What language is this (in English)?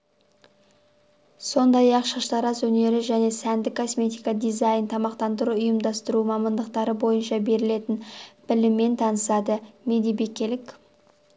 Kazakh